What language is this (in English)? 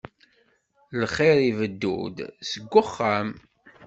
Kabyle